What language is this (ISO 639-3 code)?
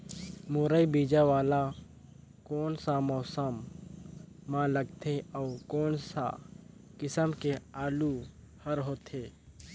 hne